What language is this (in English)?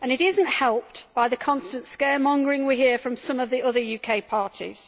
English